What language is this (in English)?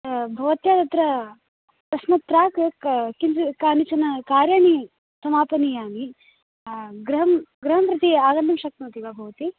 Sanskrit